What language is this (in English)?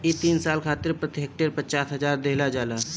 Bhojpuri